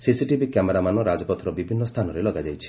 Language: Odia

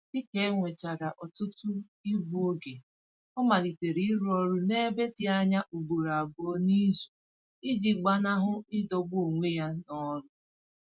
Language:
Igbo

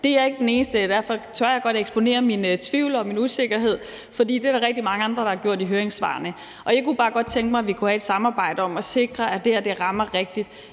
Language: Danish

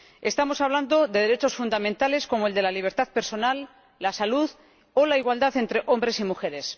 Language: Spanish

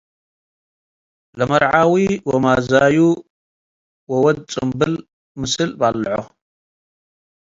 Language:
Tigre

